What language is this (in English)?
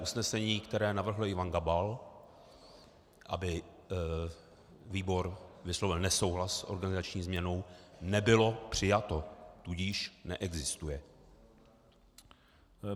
Czech